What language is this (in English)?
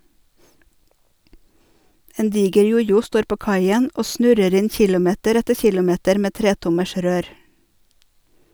Norwegian